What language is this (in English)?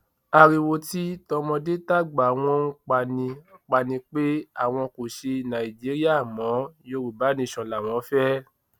Yoruba